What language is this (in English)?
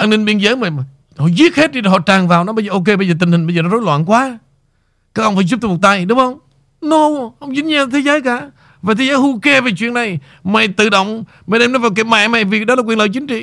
Vietnamese